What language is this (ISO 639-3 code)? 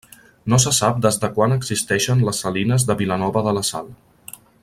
cat